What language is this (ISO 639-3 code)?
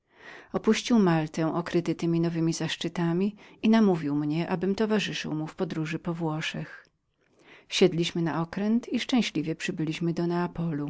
pol